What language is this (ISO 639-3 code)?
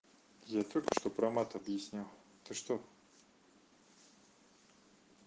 rus